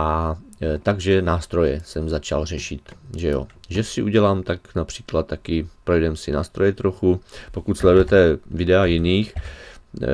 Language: Czech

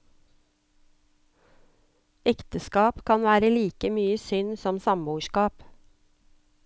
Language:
Norwegian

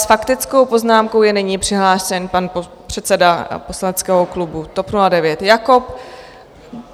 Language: Czech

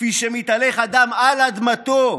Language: Hebrew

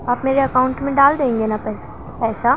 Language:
Urdu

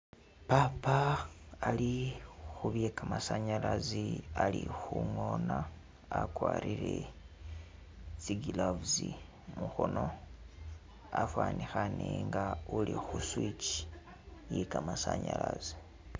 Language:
Masaaba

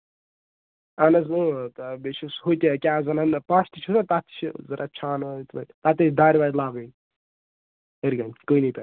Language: Kashmiri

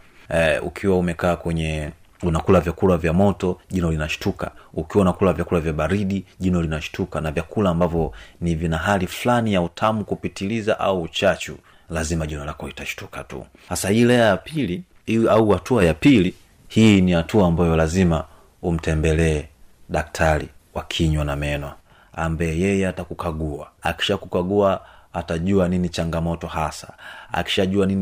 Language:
Swahili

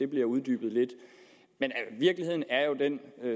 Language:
Danish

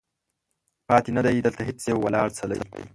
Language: Pashto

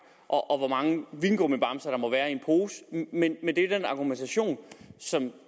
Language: Danish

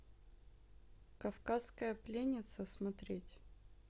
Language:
Russian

